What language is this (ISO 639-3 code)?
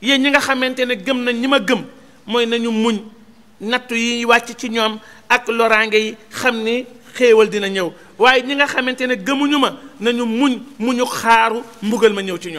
ara